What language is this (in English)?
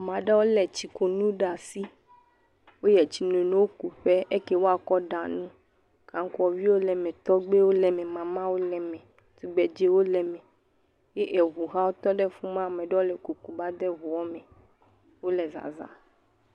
Ewe